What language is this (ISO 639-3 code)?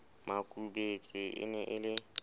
sot